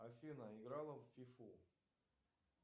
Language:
Russian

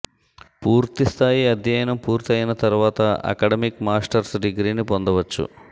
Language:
Telugu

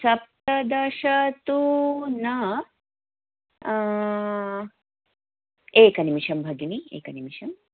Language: Sanskrit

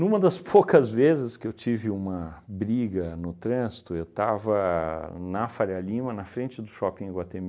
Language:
Portuguese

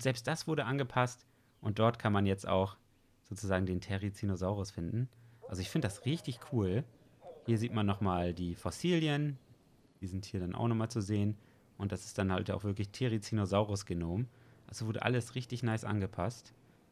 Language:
German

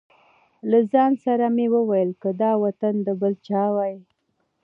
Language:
Pashto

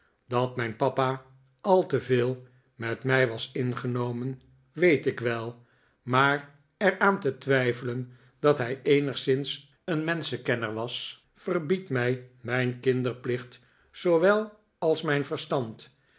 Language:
Dutch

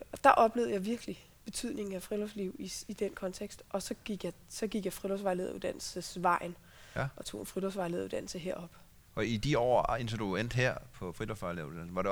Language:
Danish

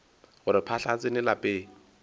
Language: Northern Sotho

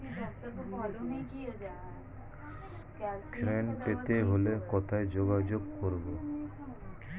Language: Bangla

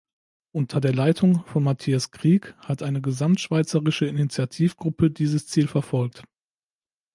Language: German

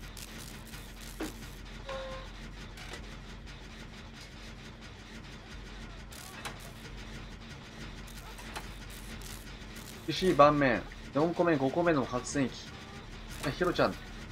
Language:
Japanese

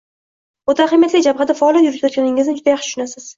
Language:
Uzbek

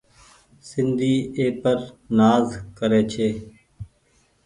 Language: Goaria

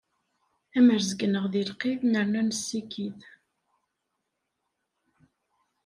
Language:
Kabyle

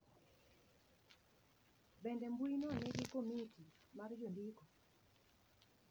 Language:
Luo (Kenya and Tanzania)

